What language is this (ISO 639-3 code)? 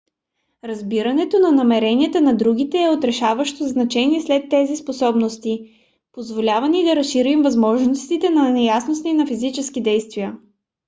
bul